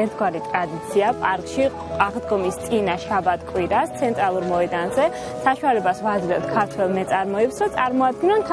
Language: Arabic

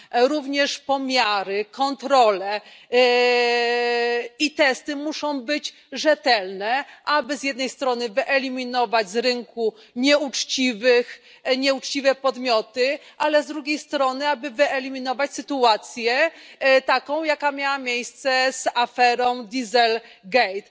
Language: Polish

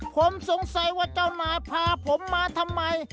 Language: Thai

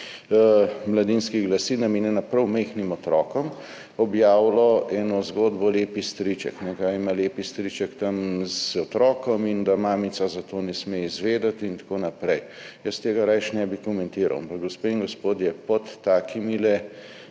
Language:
Slovenian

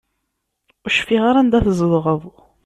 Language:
Kabyle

